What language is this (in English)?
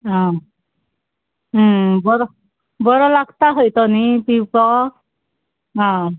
Konkani